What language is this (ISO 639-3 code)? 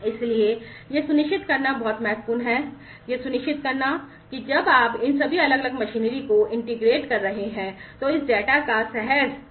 hin